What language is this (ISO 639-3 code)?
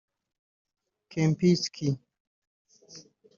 kin